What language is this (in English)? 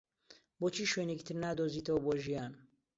Central Kurdish